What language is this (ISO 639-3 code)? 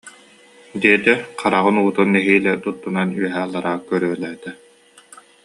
sah